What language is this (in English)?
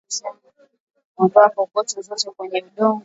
Swahili